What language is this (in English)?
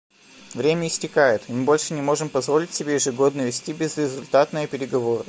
Russian